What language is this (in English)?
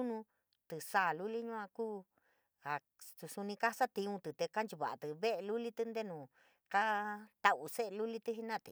San Miguel El Grande Mixtec